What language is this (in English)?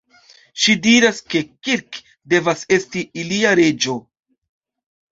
Esperanto